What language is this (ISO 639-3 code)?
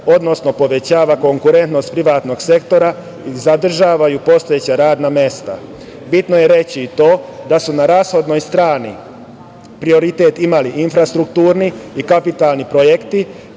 srp